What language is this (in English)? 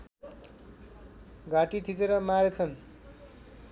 Nepali